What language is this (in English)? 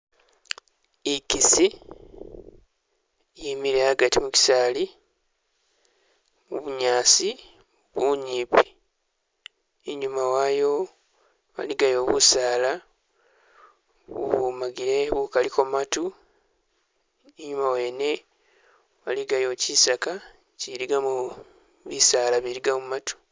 Masaaba